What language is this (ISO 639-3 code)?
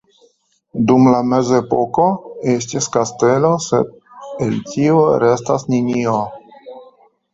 epo